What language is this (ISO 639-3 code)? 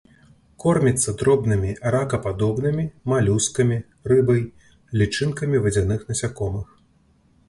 bel